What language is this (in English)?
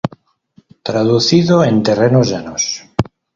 Spanish